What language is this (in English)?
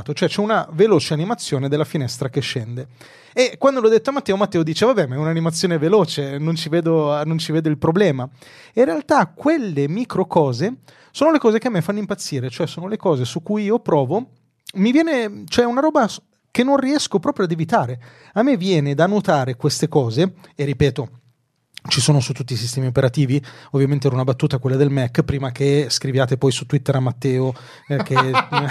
Italian